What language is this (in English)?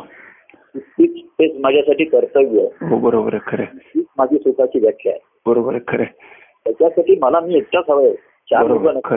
Marathi